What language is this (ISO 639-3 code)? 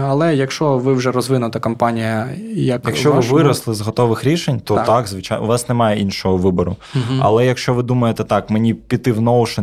ukr